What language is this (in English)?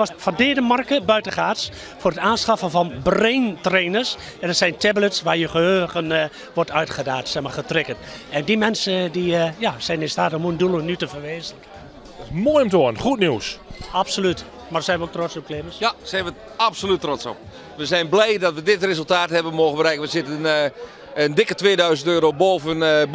Dutch